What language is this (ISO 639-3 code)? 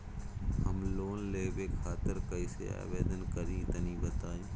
bho